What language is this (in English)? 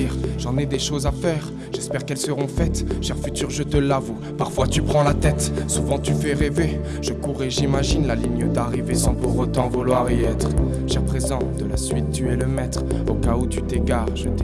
French